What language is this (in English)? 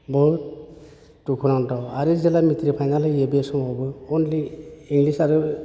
Bodo